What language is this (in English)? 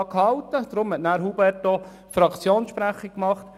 Swiss German